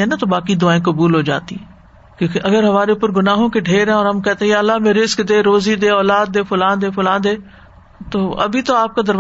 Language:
Urdu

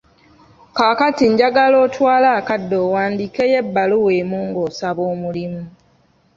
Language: Ganda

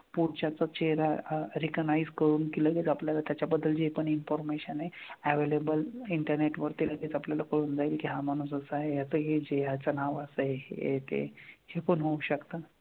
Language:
Marathi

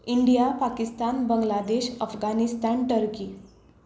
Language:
Konkani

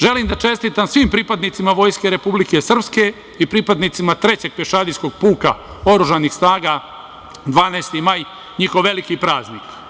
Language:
Serbian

